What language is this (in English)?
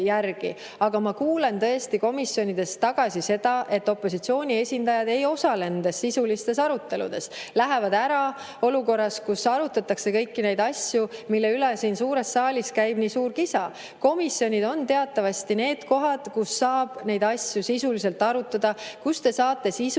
Estonian